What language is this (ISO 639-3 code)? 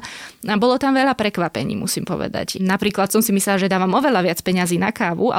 slk